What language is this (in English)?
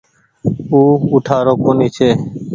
Goaria